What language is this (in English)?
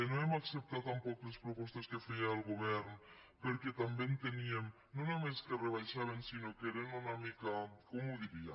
Catalan